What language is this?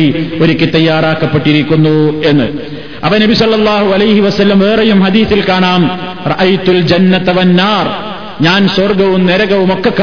Malayalam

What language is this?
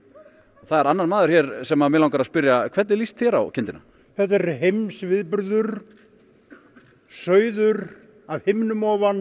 Icelandic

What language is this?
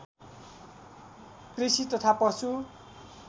Nepali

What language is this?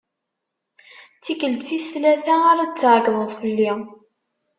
Kabyle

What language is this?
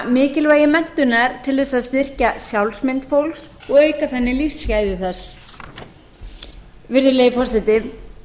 Icelandic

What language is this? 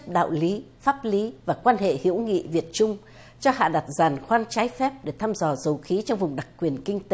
Vietnamese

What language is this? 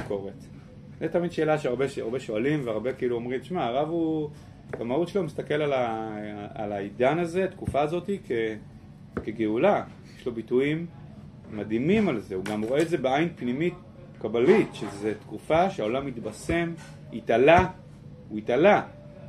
Hebrew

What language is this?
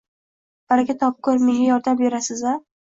Uzbek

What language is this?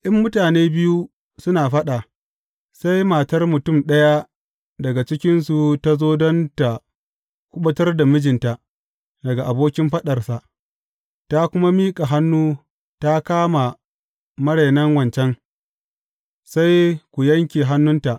Hausa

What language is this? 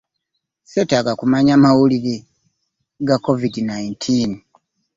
Ganda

